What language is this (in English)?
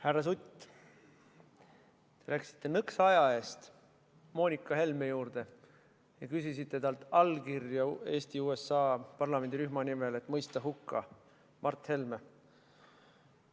Estonian